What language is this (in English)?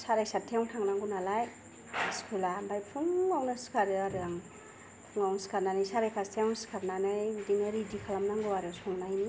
Bodo